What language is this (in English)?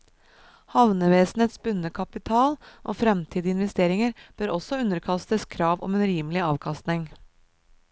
Norwegian